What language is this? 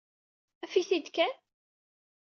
Kabyle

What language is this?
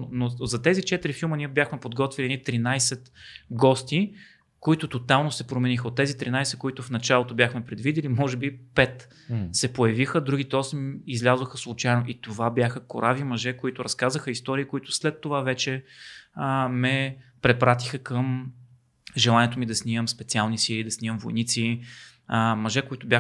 Bulgarian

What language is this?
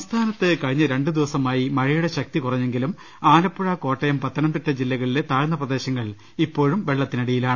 Malayalam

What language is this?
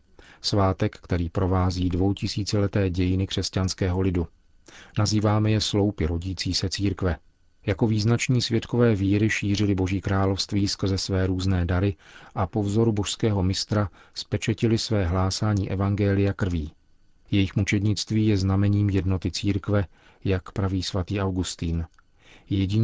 Czech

